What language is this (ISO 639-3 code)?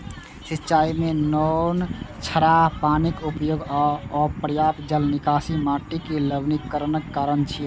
mai